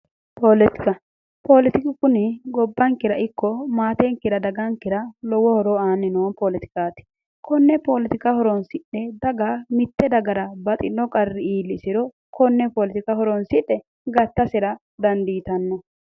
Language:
Sidamo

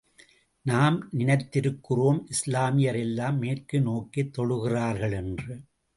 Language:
Tamil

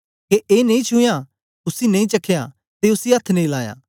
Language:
Dogri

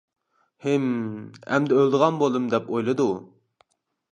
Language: Uyghur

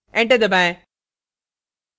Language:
Hindi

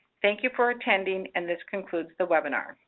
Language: English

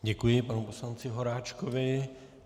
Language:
Czech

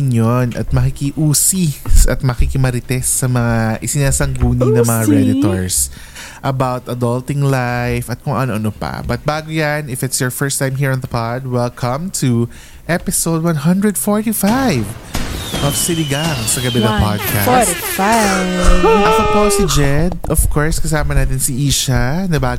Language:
Filipino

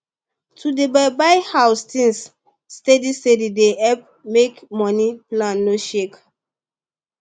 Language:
Nigerian Pidgin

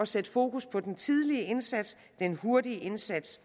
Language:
Danish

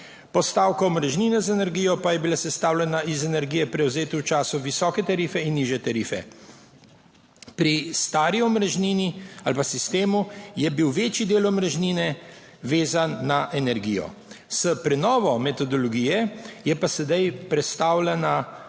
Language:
Slovenian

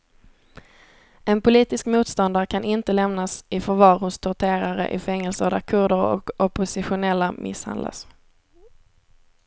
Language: Swedish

